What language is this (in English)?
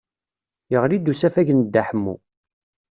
Kabyle